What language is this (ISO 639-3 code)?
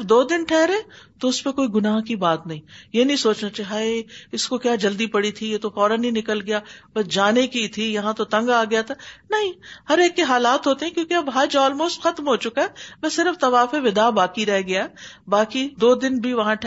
urd